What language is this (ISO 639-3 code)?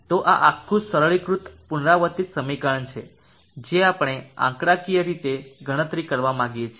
guj